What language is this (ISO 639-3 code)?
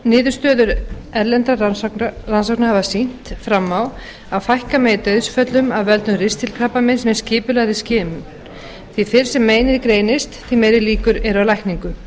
isl